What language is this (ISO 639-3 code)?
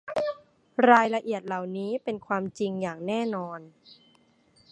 tha